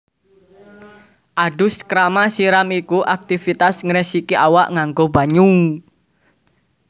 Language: Javanese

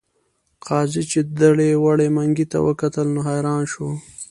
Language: Pashto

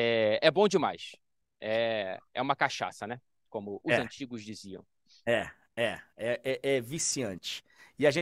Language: Portuguese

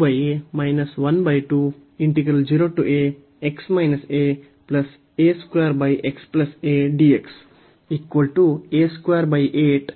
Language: Kannada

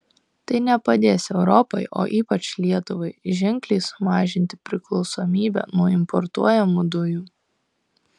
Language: Lithuanian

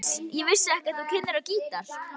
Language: Icelandic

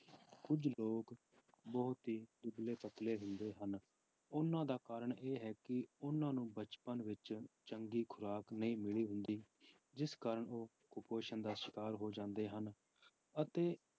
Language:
Punjabi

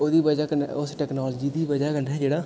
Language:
Dogri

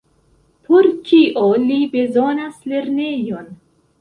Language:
Esperanto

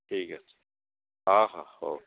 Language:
Odia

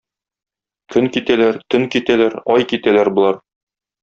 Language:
Tatar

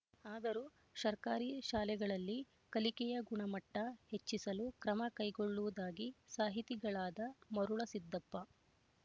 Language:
Kannada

